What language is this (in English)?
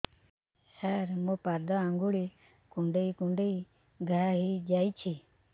Odia